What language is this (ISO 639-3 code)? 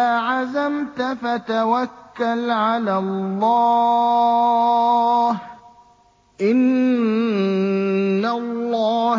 ara